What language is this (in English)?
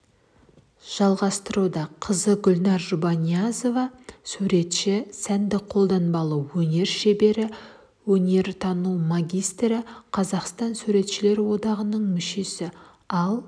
Kazakh